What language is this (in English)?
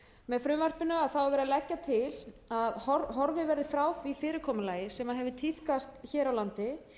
Icelandic